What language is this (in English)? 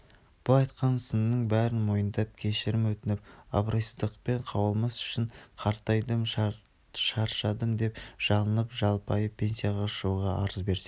Kazakh